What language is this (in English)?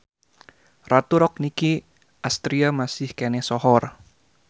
Sundanese